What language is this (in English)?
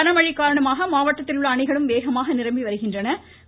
Tamil